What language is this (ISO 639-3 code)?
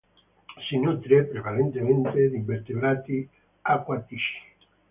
ita